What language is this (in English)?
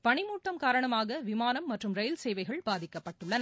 Tamil